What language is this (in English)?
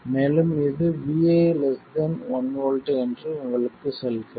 Tamil